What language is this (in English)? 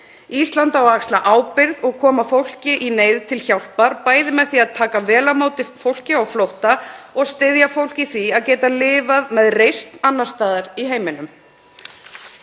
Icelandic